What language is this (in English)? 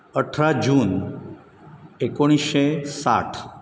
Konkani